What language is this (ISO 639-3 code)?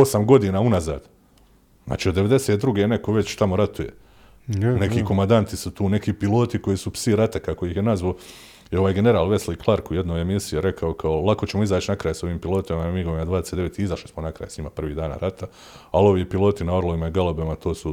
hrv